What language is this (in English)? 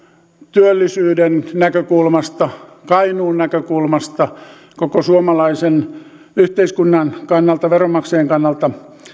Finnish